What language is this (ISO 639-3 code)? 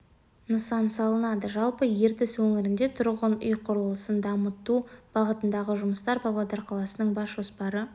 kaz